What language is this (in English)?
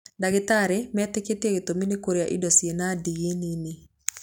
Kikuyu